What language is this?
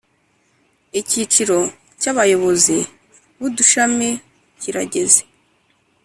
Kinyarwanda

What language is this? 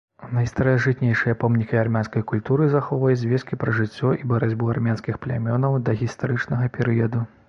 Belarusian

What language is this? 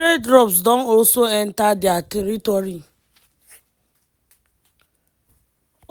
Nigerian Pidgin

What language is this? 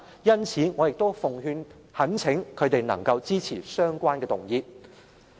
Cantonese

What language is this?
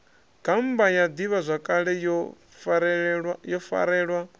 Venda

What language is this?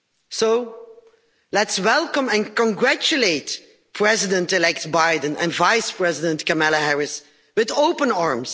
English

